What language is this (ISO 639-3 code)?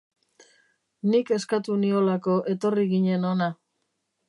eus